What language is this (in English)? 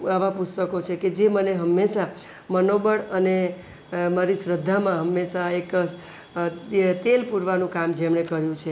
Gujarati